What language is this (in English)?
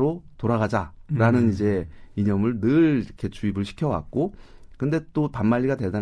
Korean